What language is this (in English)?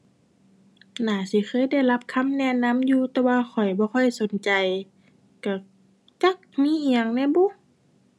Thai